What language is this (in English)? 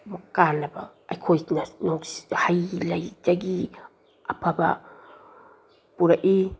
Manipuri